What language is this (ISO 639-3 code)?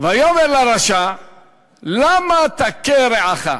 heb